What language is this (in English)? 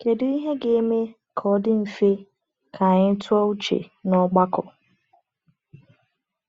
Igbo